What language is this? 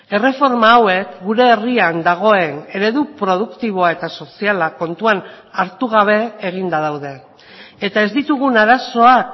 Basque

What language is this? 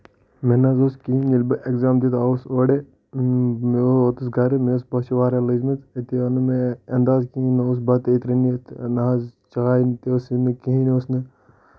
Kashmiri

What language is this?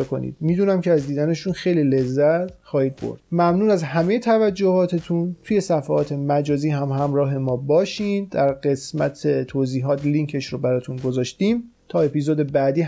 Persian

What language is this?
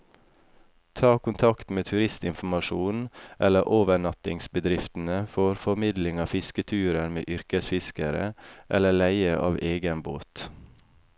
Norwegian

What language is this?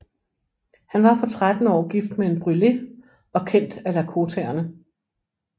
Danish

